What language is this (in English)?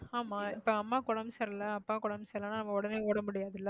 Tamil